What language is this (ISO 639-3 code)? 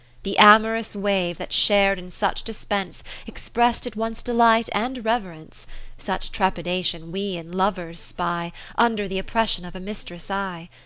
eng